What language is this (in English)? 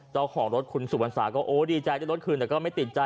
Thai